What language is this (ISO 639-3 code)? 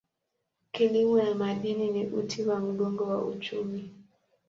swa